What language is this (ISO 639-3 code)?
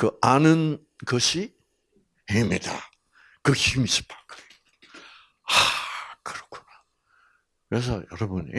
kor